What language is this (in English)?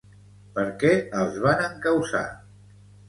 Catalan